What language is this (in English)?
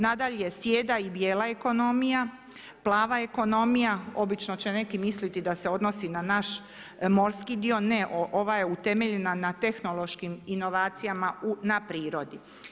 Croatian